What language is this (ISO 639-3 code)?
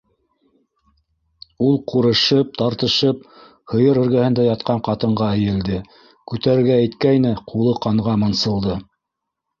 bak